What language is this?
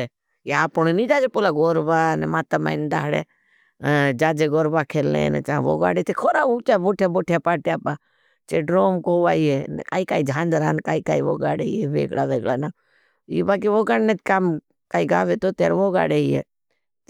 Bhili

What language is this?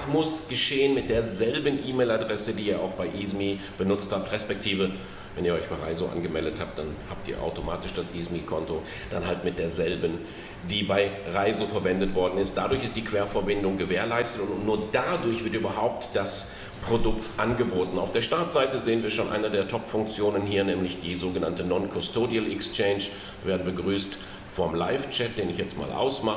German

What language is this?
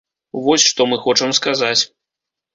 Belarusian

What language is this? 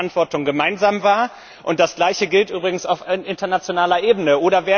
German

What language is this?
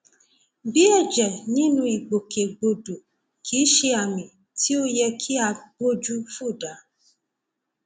Yoruba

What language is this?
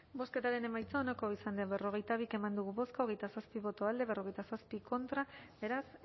Basque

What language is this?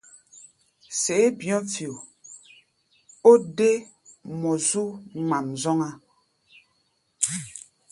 Gbaya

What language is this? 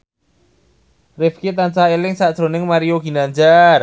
Javanese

